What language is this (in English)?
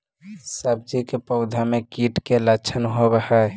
Magahi